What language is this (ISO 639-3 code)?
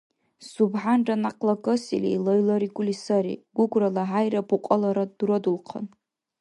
dar